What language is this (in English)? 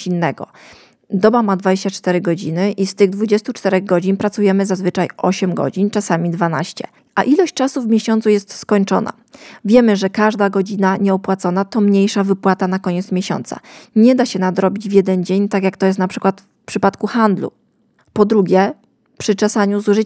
Polish